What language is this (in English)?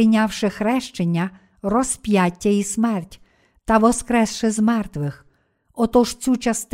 Ukrainian